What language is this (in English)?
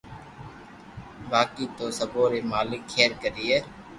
Loarki